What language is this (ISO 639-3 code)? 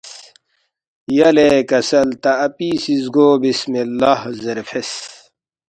bft